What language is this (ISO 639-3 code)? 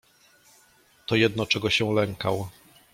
pol